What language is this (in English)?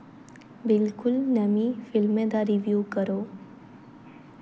Dogri